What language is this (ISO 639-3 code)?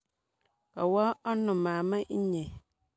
kln